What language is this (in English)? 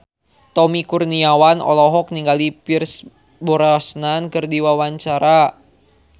Sundanese